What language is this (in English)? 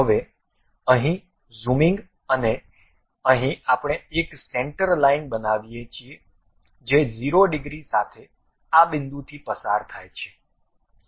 Gujarati